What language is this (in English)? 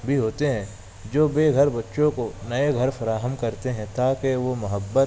Urdu